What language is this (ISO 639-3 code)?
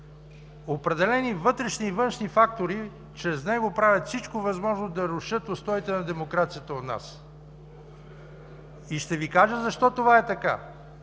bul